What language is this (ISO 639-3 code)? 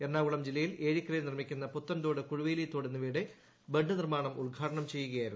mal